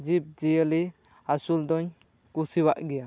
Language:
Santali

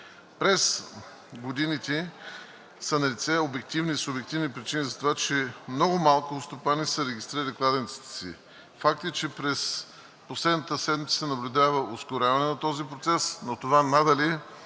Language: Bulgarian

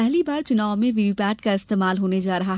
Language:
Hindi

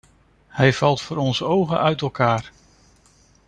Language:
Dutch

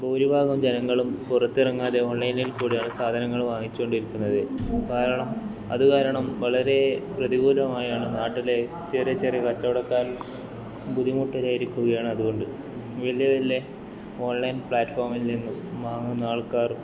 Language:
Malayalam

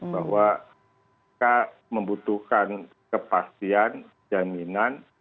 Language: Indonesian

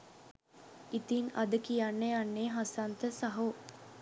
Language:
Sinhala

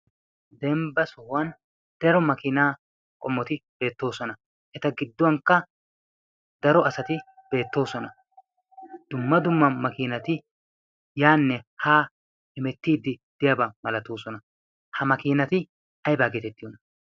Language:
Wolaytta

